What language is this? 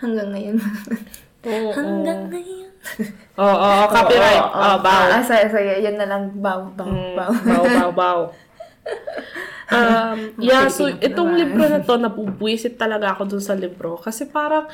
Filipino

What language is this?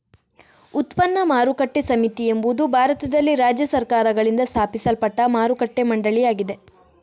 Kannada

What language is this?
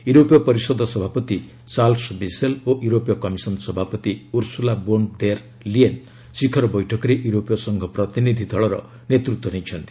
Odia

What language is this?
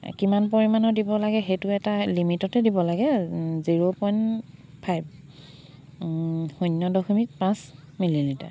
Assamese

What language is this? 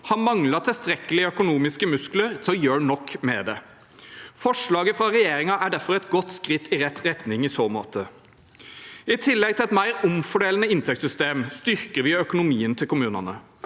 Norwegian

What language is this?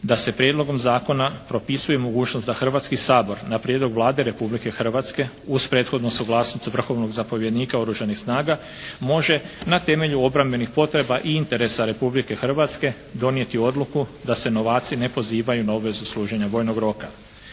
Croatian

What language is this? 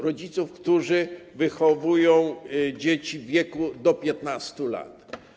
Polish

